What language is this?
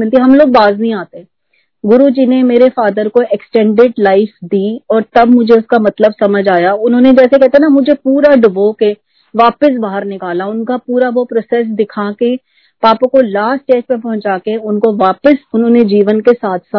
Hindi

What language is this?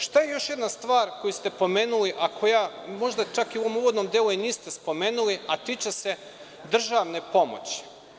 Serbian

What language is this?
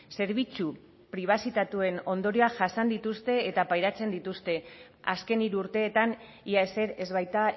Basque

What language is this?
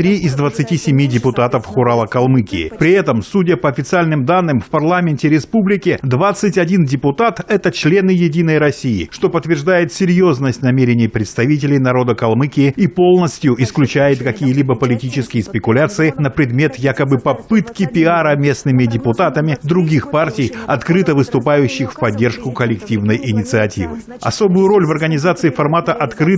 Russian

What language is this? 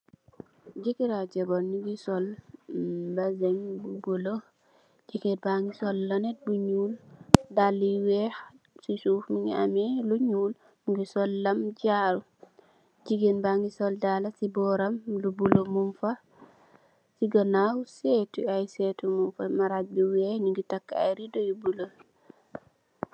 Wolof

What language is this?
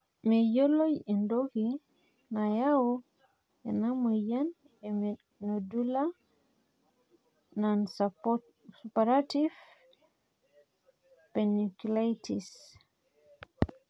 Masai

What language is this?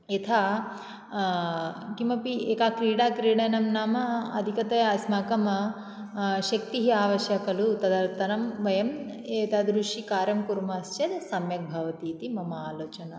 Sanskrit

